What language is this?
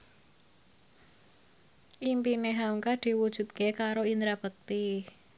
Javanese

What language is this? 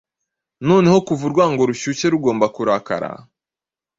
Kinyarwanda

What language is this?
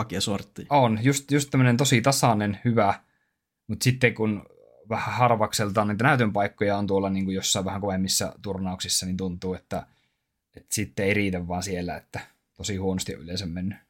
Finnish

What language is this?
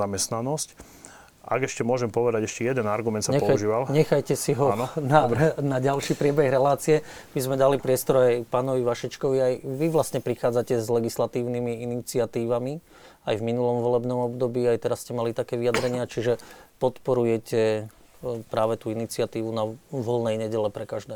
Slovak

